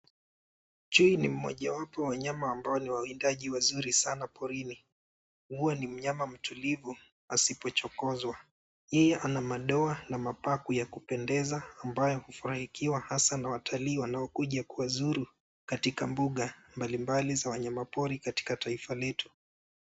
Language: Swahili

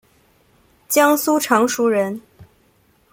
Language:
Chinese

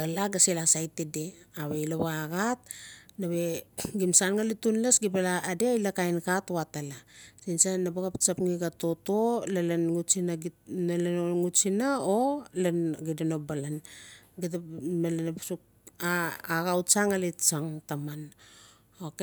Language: Notsi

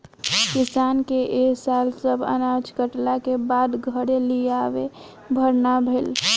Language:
Bhojpuri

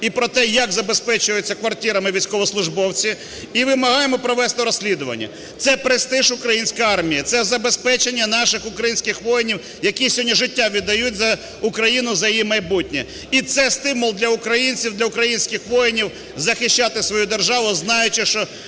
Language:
Ukrainian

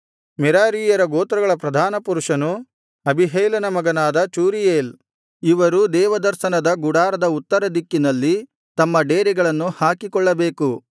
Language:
Kannada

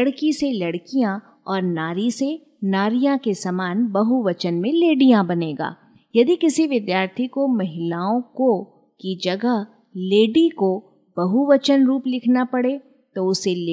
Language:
Hindi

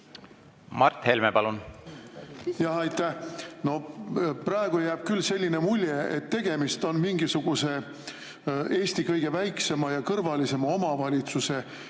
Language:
Estonian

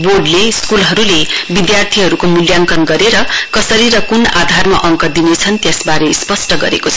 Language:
Nepali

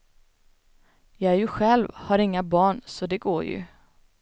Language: Swedish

